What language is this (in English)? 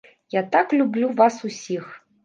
Belarusian